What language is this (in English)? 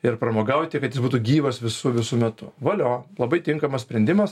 Lithuanian